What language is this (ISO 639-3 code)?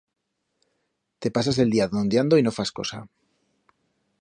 arg